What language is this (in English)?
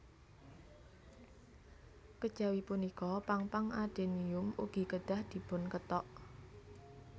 Javanese